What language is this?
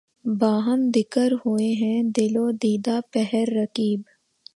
Urdu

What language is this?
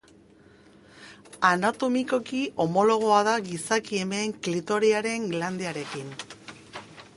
Basque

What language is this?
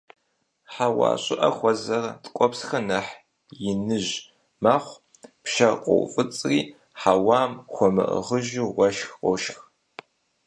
Kabardian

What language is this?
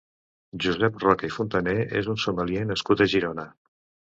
Catalan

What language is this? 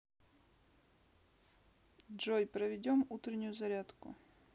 Russian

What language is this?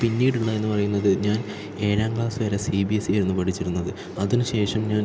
Malayalam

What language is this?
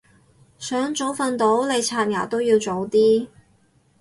Cantonese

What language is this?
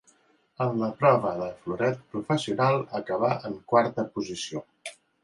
Catalan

